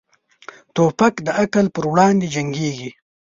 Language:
Pashto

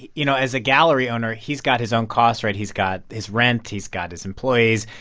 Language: English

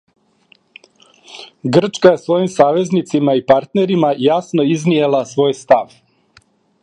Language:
Serbian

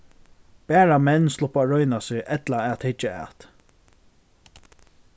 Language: Faroese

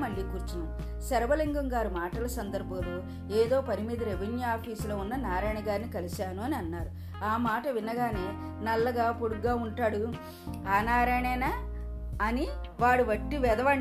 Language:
Telugu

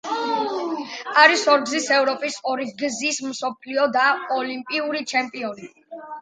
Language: Georgian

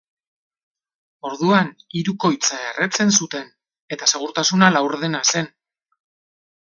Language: Basque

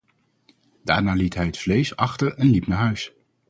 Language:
Dutch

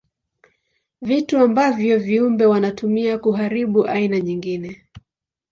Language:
Swahili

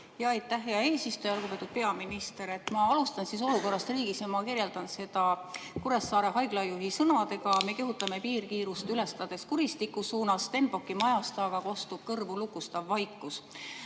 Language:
Estonian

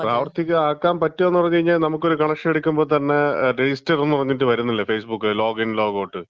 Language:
Malayalam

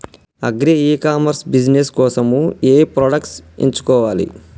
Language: Telugu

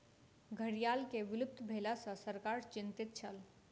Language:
Maithili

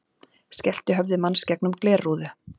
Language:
Icelandic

